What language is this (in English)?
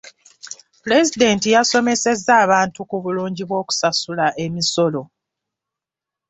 Ganda